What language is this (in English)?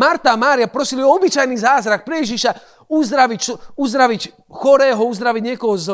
Slovak